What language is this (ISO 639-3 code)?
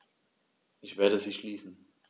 deu